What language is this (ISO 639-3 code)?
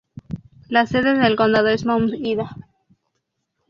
spa